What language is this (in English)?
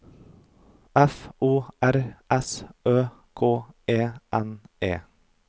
Norwegian